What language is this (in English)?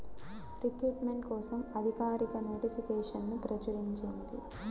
Telugu